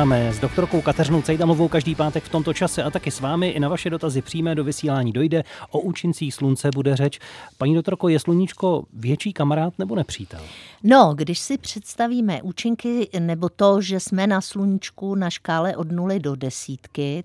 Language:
Czech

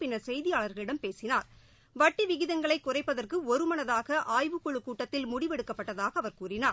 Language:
Tamil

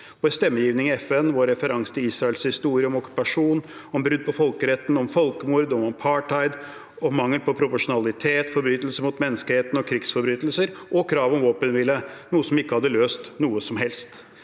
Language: Norwegian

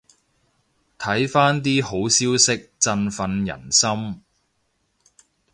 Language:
Cantonese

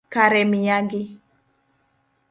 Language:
Luo (Kenya and Tanzania)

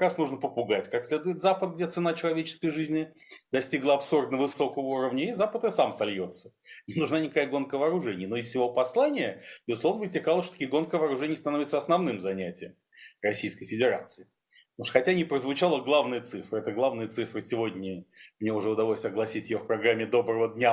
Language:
Russian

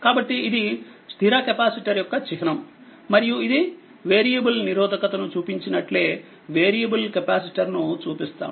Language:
Telugu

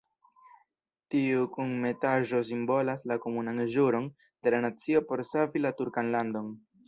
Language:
Esperanto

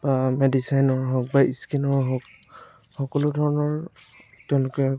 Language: Assamese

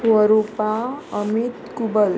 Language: Konkani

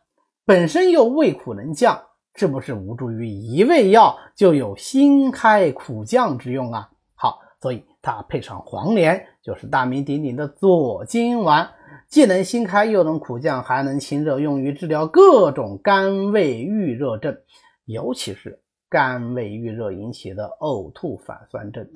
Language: Chinese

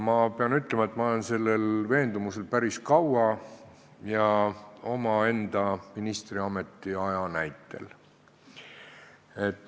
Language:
Estonian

